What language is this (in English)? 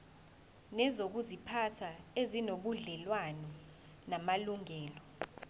Zulu